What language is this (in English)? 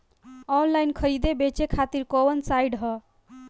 Bhojpuri